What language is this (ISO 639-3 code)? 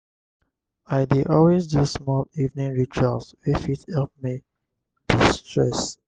pcm